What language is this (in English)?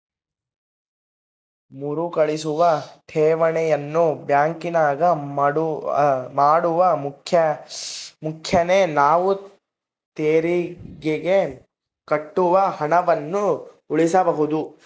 Kannada